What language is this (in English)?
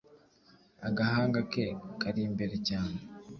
Kinyarwanda